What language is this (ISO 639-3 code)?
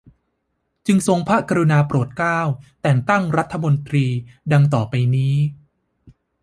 tha